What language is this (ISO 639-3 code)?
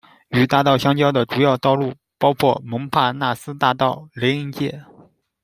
zho